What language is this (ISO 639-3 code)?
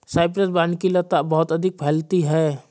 hin